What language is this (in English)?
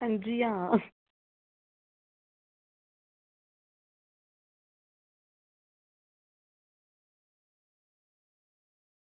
Dogri